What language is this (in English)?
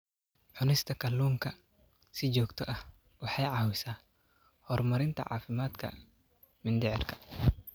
Somali